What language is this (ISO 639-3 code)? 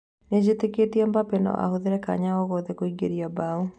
kik